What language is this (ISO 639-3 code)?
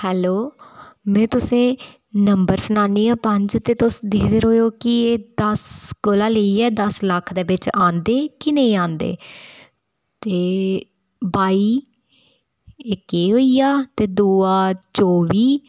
doi